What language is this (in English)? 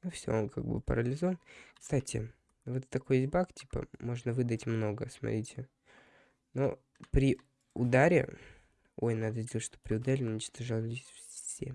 Russian